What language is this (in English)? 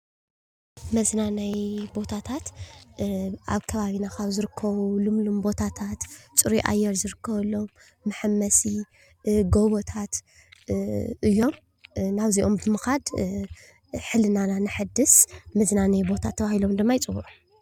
Tigrinya